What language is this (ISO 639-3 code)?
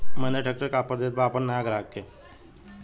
bho